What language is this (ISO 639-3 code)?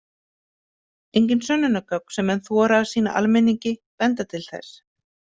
isl